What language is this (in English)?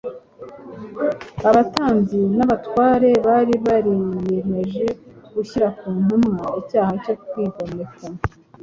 Kinyarwanda